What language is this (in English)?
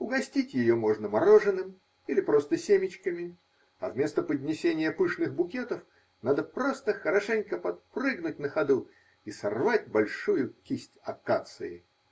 Russian